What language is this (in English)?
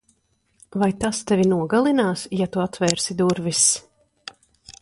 Latvian